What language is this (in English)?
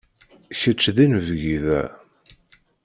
Kabyle